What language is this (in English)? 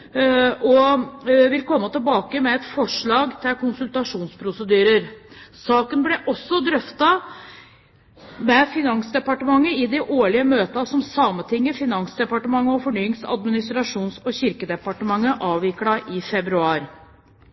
Norwegian Bokmål